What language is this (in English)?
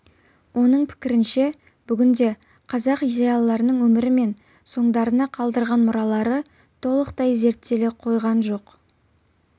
Kazakh